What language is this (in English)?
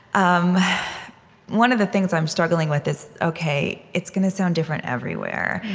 English